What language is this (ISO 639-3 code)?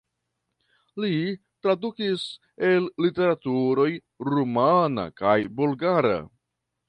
epo